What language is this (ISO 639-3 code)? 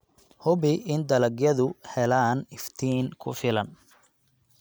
som